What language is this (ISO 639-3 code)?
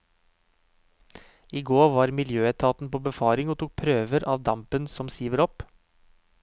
nor